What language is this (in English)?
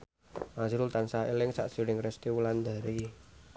Javanese